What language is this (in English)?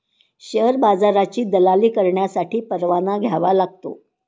Marathi